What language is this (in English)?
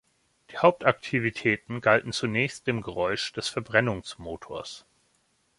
German